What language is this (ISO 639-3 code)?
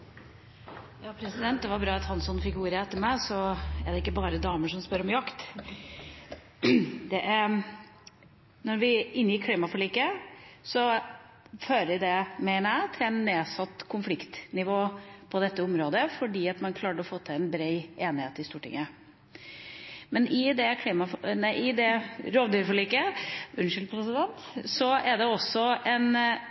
nob